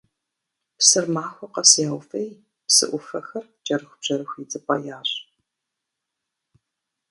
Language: Kabardian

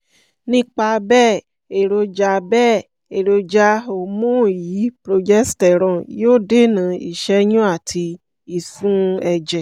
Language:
Yoruba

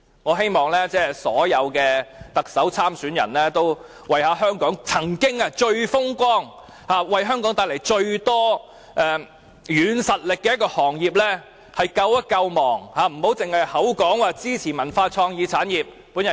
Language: Cantonese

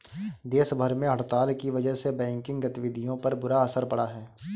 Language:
Hindi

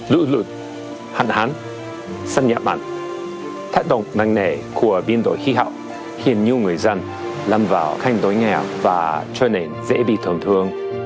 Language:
Vietnamese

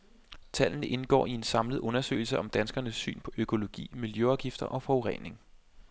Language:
Danish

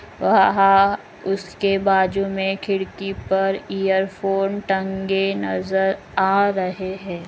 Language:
Magahi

